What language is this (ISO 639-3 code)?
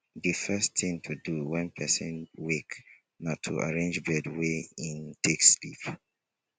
pcm